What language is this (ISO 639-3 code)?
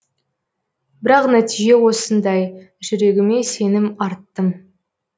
kaz